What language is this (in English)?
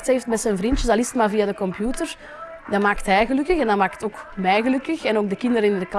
Dutch